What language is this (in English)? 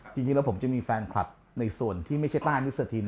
Thai